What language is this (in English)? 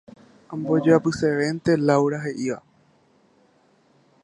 Guarani